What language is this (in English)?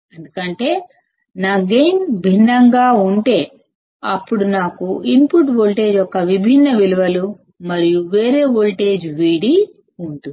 Telugu